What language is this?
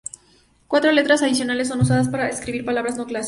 Spanish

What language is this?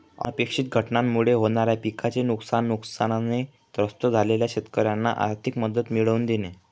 Marathi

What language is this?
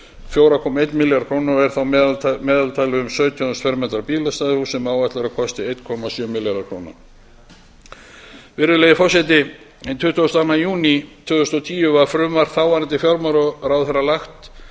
Icelandic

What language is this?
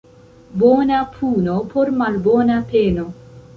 Esperanto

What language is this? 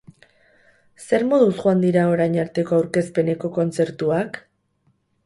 Basque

